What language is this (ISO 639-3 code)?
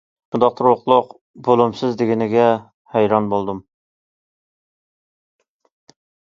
uig